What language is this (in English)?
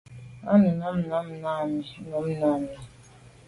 Medumba